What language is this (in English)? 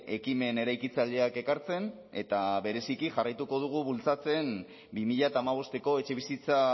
Basque